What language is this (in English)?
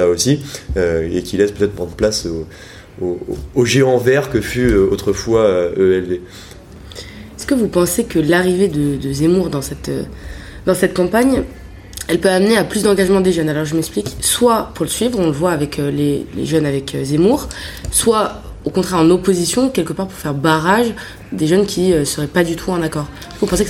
French